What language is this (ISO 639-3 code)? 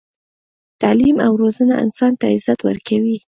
pus